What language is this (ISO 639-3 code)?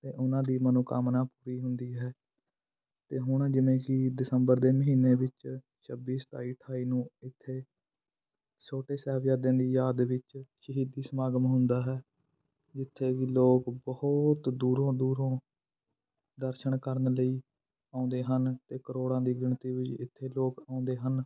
pan